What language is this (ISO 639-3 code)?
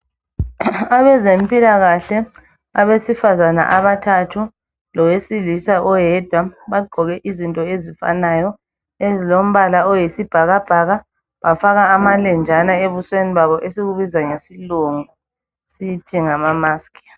nde